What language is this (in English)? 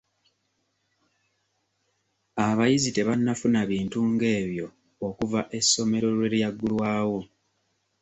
Ganda